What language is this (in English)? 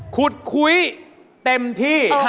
Thai